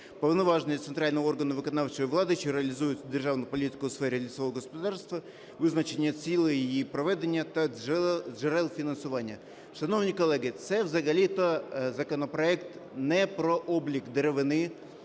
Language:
Ukrainian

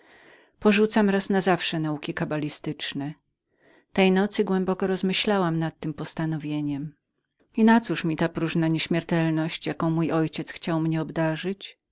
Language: Polish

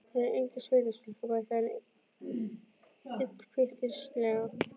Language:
Icelandic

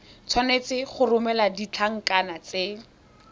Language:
Tswana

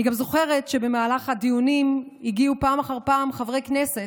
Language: Hebrew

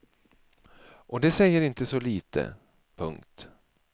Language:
Swedish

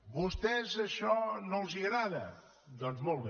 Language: Catalan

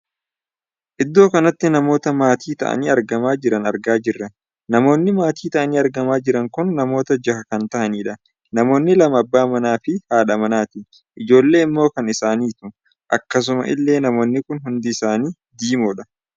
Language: Oromo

